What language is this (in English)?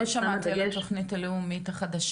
Hebrew